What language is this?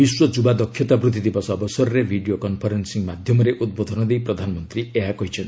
Odia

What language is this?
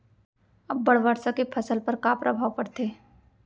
Chhattisgarhi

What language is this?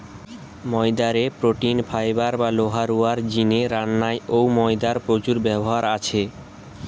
Bangla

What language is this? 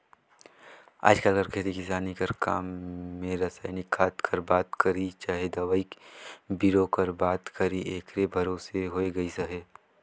Chhattisgarhi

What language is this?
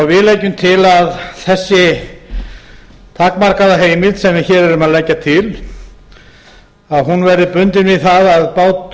Icelandic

